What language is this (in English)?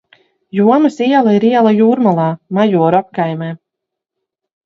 Latvian